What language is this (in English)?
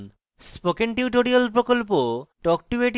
Bangla